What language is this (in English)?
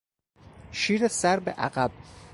Persian